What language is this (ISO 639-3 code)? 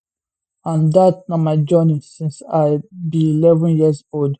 pcm